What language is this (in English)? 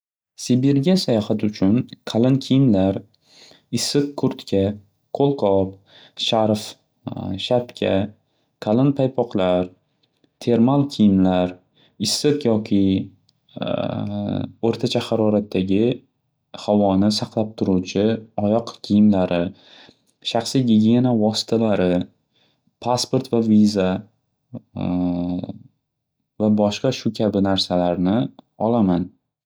Uzbek